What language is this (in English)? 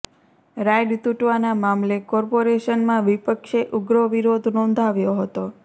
Gujarati